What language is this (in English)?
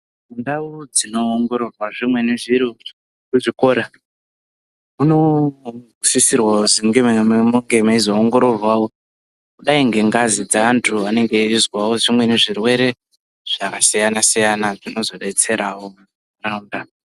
Ndau